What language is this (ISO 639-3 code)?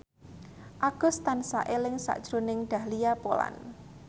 jav